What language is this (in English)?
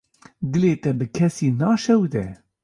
Kurdish